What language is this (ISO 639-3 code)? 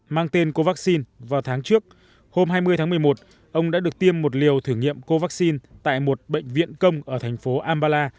vie